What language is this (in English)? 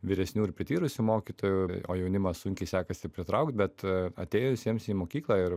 Lithuanian